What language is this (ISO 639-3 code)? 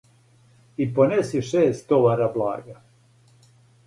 srp